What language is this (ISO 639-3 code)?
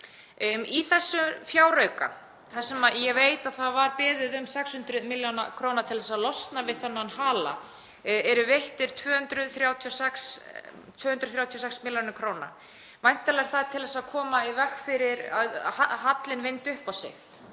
isl